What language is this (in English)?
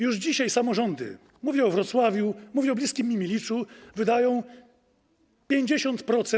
Polish